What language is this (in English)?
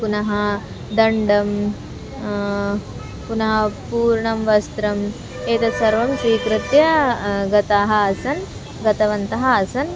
Sanskrit